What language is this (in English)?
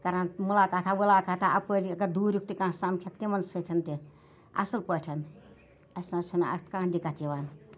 Kashmiri